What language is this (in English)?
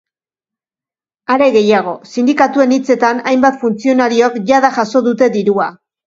Basque